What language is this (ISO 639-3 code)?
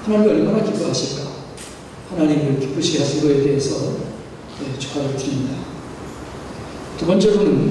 kor